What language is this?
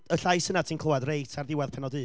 Welsh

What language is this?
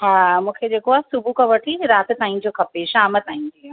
Sindhi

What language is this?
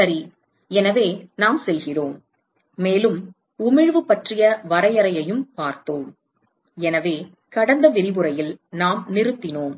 Tamil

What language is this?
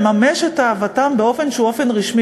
Hebrew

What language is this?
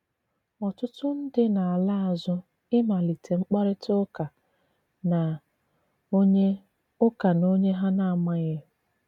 Igbo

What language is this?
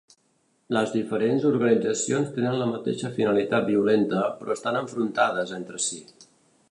Catalan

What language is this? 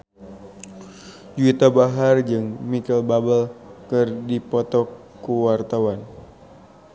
Sundanese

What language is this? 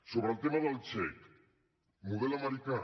Catalan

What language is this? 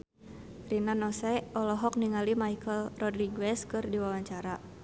Sundanese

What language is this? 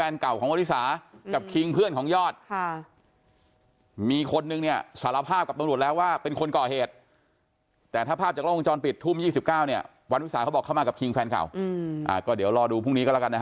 Thai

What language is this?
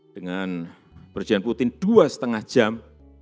Indonesian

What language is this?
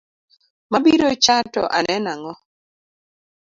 Luo (Kenya and Tanzania)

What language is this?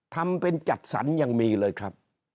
Thai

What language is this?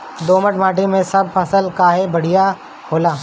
Bhojpuri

